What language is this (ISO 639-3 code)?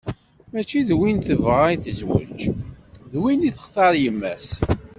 kab